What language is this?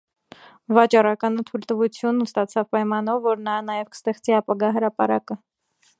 Armenian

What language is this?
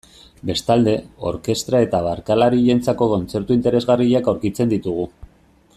Basque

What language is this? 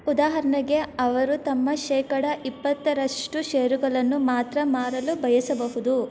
Kannada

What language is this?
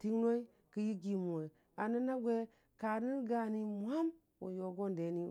Dijim-Bwilim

